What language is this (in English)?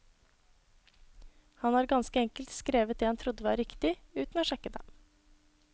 Norwegian